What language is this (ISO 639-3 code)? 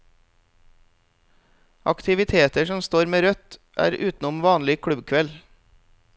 nor